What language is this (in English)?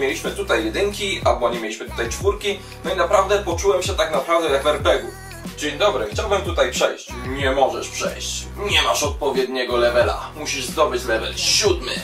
Polish